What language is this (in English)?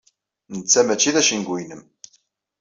Kabyle